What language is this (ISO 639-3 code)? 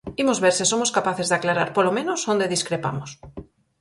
glg